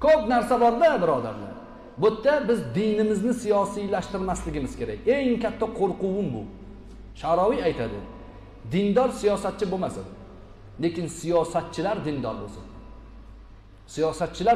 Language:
Turkish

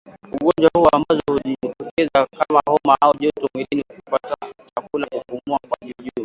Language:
Swahili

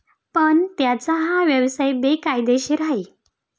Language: Marathi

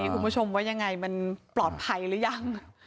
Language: Thai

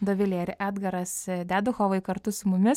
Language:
Lithuanian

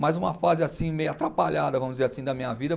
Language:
Portuguese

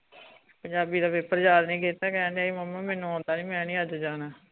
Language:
Punjabi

